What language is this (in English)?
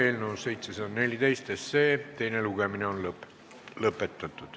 Estonian